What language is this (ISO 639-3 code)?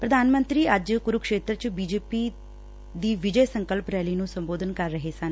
pan